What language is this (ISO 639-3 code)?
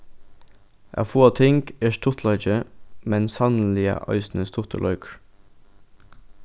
fao